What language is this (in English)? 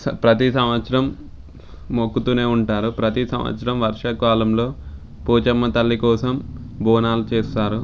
Telugu